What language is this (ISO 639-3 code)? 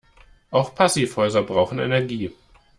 deu